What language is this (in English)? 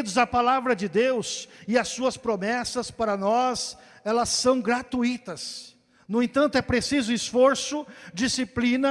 Portuguese